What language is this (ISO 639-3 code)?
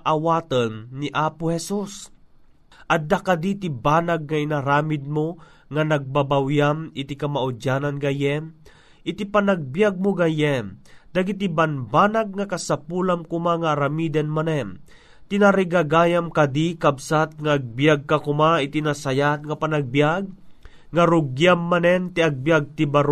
fil